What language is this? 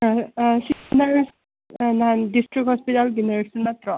Manipuri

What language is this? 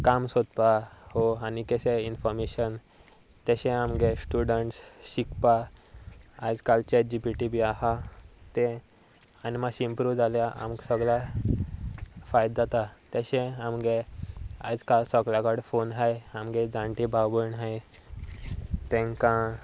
Konkani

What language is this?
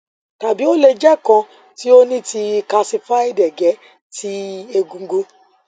Yoruba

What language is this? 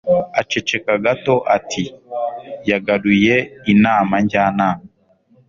Kinyarwanda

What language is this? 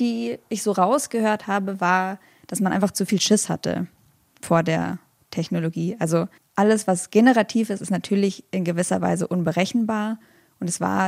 German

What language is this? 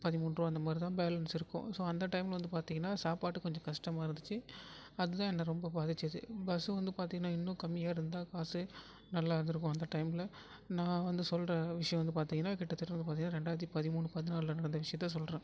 Tamil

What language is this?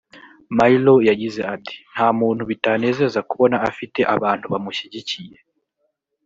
Kinyarwanda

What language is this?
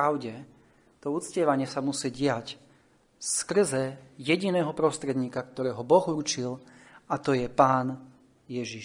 Slovak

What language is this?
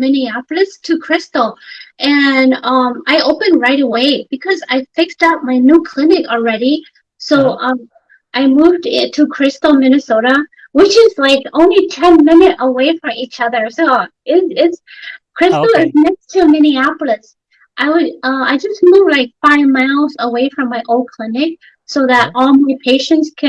English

